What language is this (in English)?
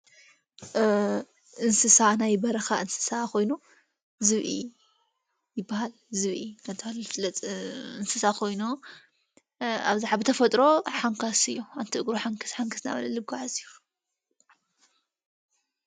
Tigrinya